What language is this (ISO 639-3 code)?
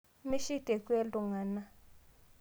mas